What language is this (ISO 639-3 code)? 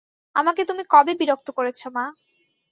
ben